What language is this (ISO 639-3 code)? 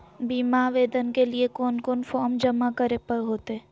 mag